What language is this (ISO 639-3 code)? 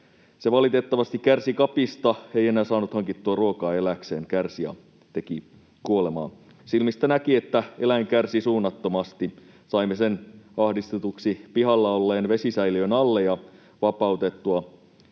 fin